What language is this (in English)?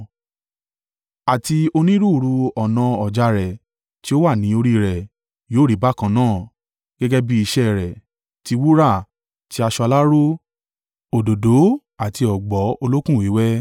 Yoruba